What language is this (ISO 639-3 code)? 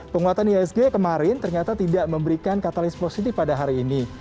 ind